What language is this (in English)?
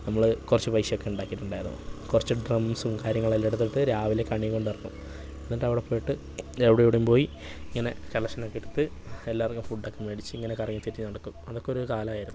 Malayalam